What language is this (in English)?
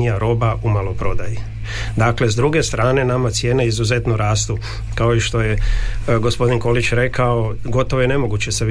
Croatian